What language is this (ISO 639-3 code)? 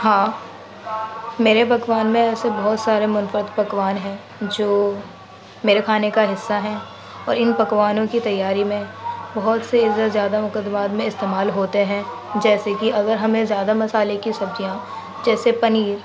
urd